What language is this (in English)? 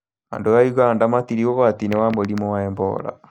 Kikuyu